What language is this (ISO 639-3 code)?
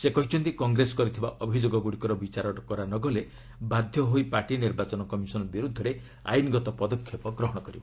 ori